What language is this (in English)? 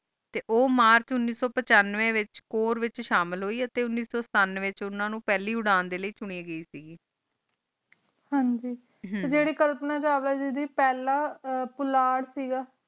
Punjabi